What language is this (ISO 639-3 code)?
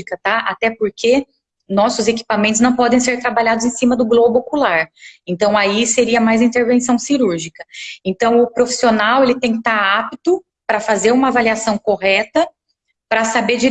por